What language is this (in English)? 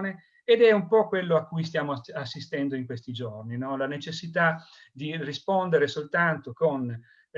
Italian